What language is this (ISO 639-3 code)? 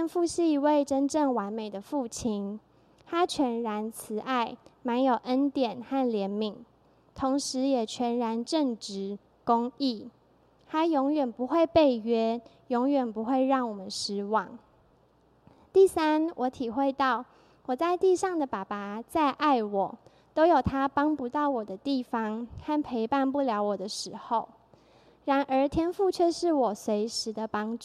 zho